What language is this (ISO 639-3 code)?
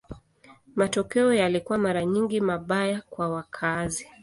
swa